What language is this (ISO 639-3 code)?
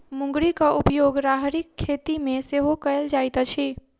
mai